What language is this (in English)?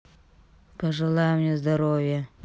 Russian